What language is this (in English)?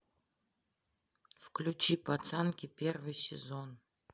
Russian